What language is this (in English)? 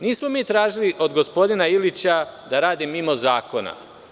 Serbian